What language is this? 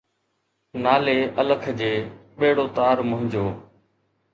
Sindhi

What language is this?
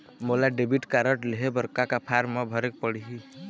Chhattisgarhi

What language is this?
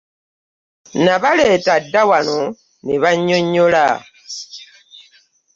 Ganda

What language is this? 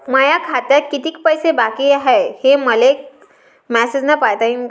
Marathi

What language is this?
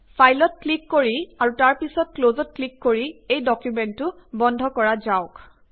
Assamese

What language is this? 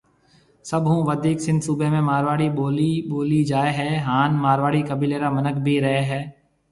Marwari (Pakistan)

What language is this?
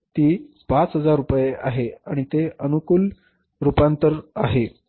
Marathi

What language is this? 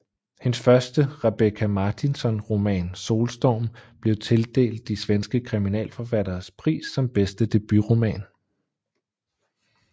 Danish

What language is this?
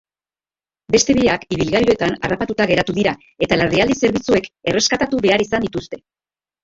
Basque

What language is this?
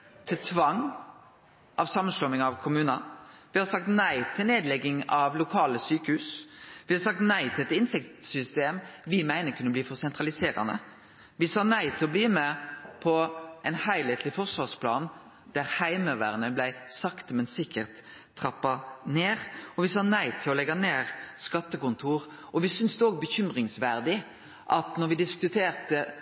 Norwegian Nynorsk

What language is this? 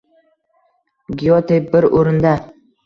Uzbek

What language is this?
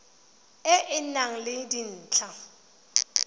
Tswana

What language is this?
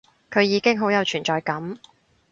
Cantonese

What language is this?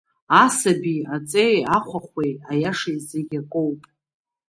Abkhazian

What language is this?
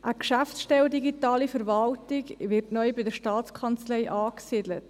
Swiss German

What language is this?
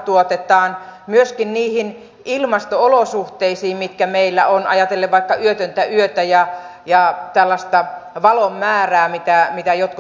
Finnish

